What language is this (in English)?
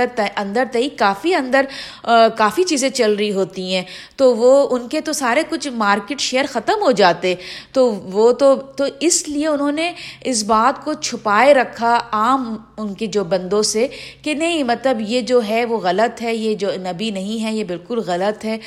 Urdu